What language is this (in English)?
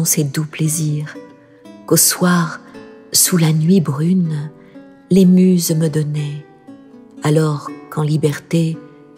French